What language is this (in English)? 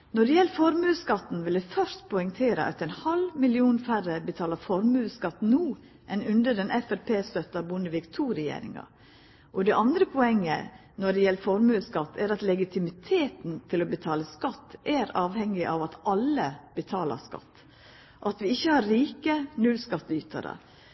Norwegian Nynorsk